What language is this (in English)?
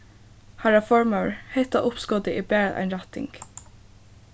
Faroese